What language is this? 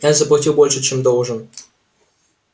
Russian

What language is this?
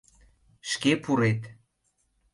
Mari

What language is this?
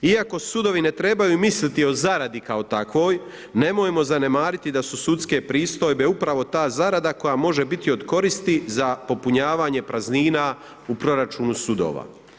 Croatian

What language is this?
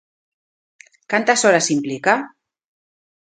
Galician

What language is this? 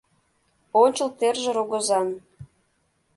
Mari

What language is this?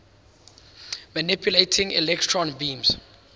English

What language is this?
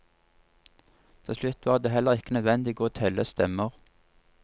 Norwegian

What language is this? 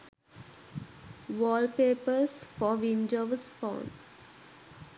Sinhala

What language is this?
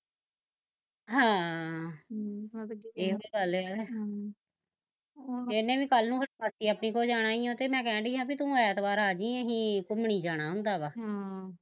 Punjabi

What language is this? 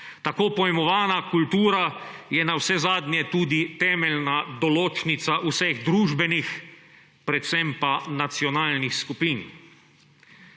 Slovenian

